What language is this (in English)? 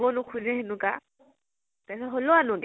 Assamese